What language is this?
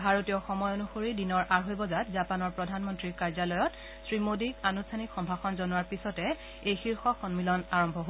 Assamese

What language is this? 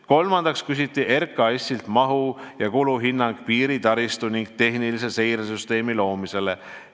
Estonian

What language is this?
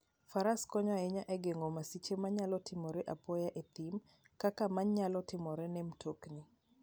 Luo (Kenya and Tanzania)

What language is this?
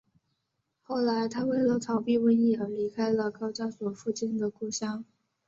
Chinese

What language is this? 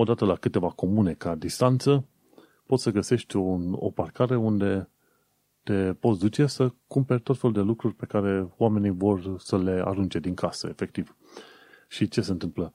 Romanian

